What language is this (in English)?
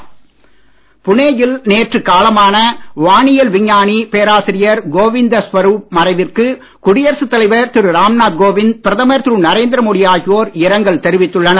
Tamil